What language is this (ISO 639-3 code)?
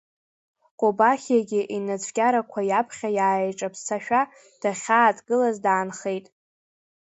abk